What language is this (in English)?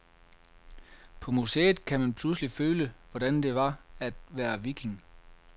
Danish